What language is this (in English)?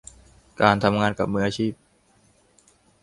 Thai